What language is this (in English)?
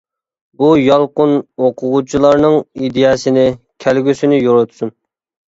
Uyghur